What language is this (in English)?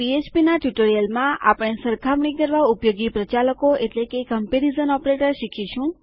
Gujarati